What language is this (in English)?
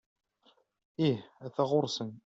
Kabyle